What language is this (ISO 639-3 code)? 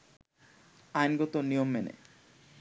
ben